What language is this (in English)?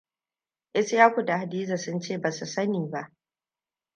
Hausa